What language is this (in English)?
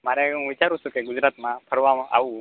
Gujarati